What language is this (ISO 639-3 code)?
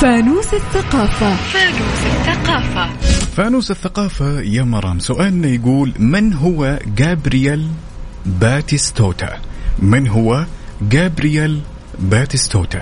ara